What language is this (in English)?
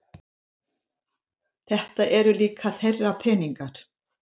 Icelandic